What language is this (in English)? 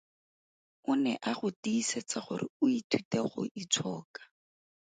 Tswana